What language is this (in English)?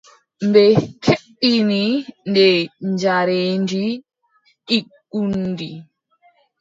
Adamawa Fulfulde